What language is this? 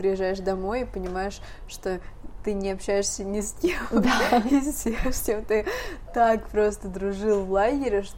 Russian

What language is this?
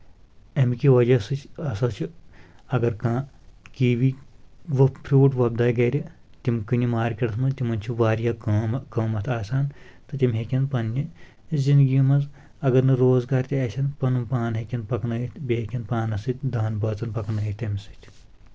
Kashmiri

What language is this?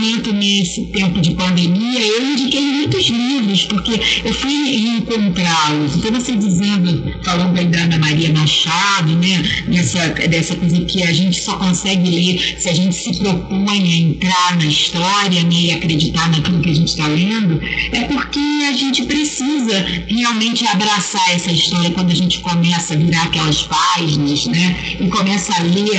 Portuguese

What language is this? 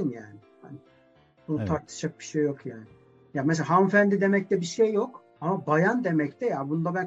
Turkish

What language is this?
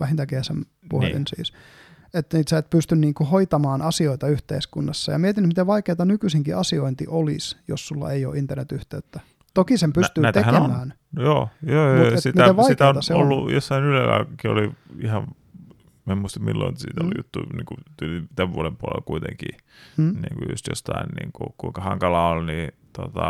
Finnish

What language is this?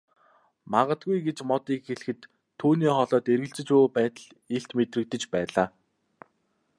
Mongolian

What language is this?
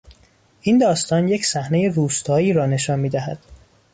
Persian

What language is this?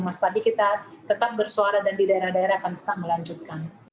Indonesian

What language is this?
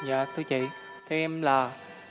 Vietnamese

